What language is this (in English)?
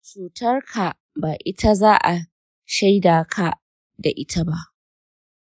Hausa